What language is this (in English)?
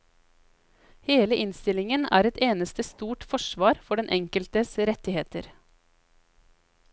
Norwegian